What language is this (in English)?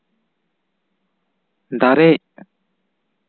Santali